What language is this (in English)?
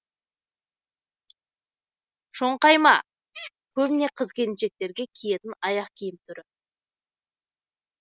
Kazakh